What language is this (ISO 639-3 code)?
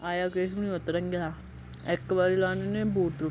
doi